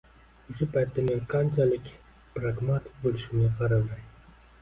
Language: Uzbek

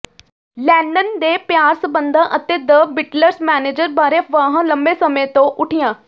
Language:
Punjabi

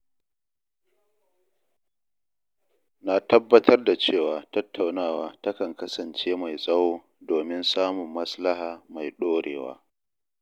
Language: Hausa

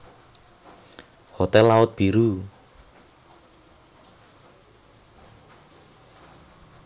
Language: Javanese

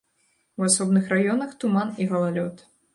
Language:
Belarusian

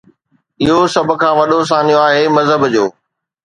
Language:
Sindhi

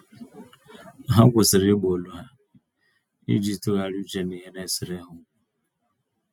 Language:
Igbo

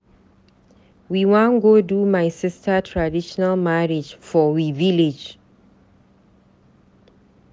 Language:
Nigerian Pidgin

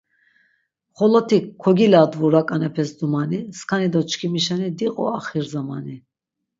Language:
Laz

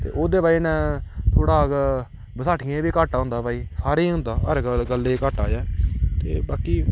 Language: Dogri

